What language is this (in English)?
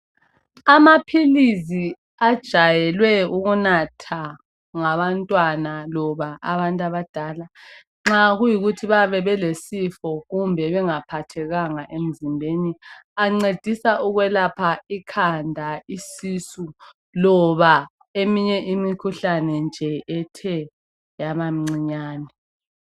North Ndebele